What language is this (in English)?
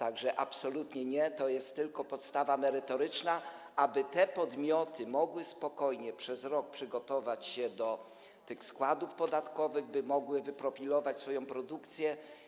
Polish